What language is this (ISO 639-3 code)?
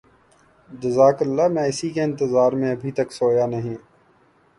urd